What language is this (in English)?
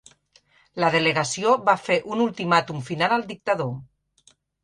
Catalan